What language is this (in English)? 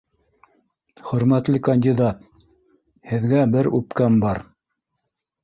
Bashkir